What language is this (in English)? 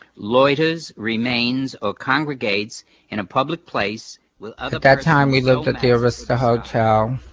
English